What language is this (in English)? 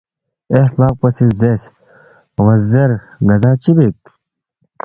Balti